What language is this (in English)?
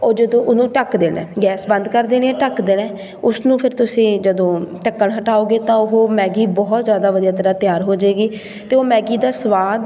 Punjabi